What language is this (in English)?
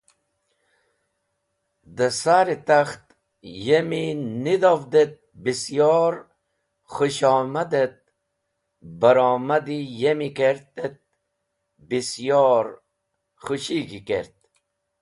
Wakhi